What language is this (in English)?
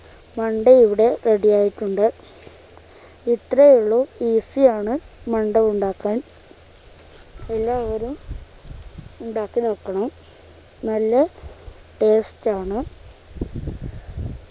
Malayalam